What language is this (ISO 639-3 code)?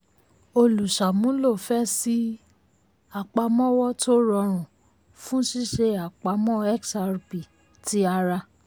yor